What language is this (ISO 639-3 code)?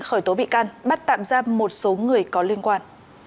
vie